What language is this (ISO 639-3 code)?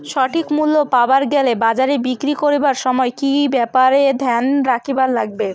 ben